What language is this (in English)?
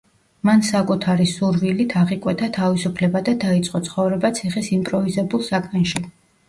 Georgian